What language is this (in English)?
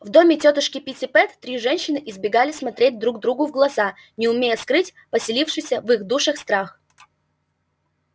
Russian